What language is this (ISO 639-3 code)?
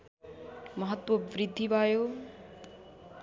nep